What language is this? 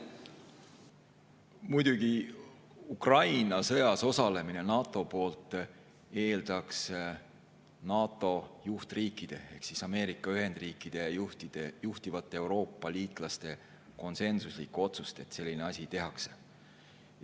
Estonian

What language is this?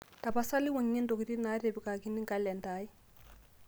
Masai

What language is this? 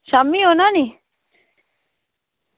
Dogri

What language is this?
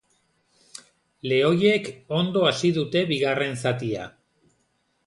Basque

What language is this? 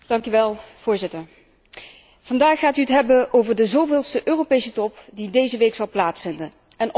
Dutch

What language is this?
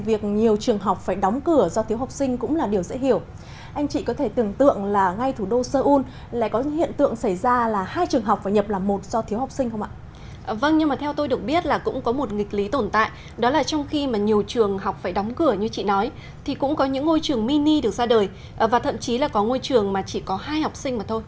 Vietnamese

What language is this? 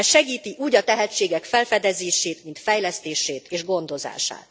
Hungarian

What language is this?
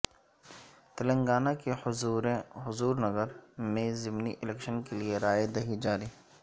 Urdu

